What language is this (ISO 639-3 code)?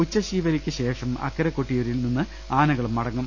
mal